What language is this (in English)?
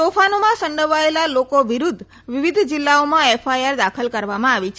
Gujarati